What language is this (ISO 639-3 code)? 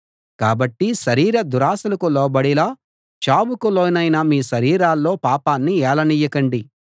tel